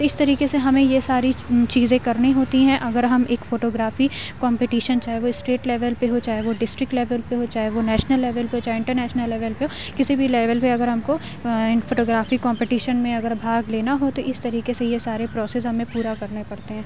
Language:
Urdu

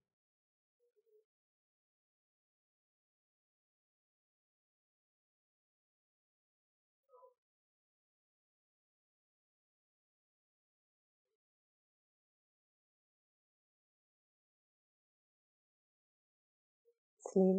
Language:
Hebrew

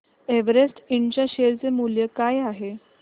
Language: Marathi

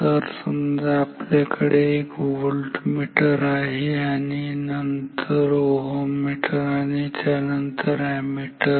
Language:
Marathi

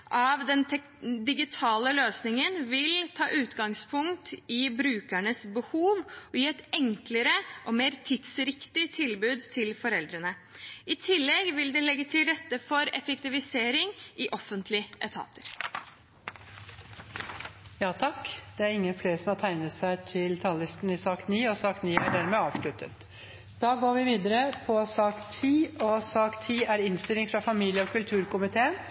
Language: Norwegian Bokmål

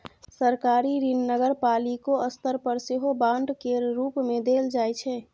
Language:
Maithili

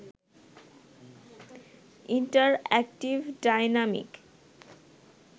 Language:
Bangla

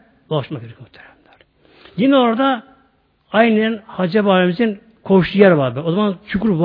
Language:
Turkish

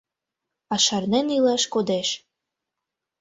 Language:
Mari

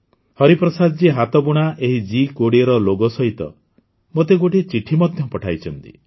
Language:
Odia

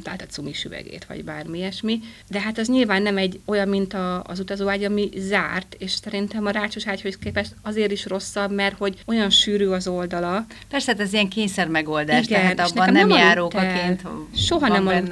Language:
Hungarian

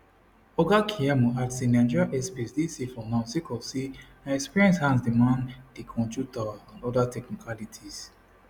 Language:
Nigerian Pidgin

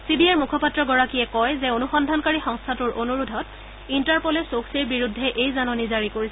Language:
Assamese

